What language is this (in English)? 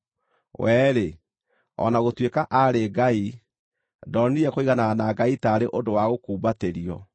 Kikuyu